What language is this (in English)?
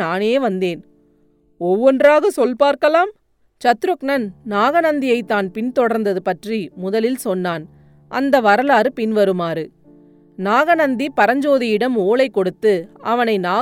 Tamil